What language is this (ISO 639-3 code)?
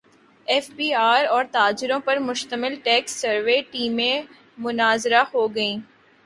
urd